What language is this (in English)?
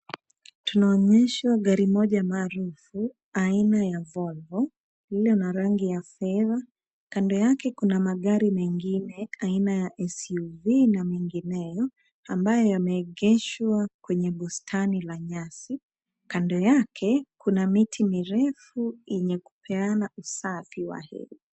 Swahili